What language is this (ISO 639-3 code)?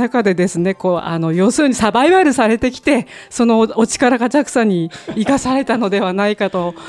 jpn